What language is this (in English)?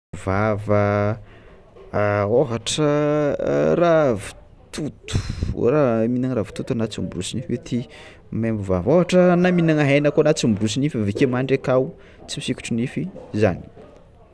Tsimihety Malagasy